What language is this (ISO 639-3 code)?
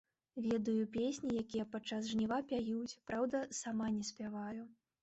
bel